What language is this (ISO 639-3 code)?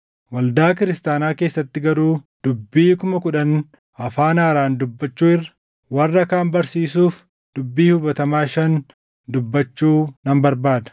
orm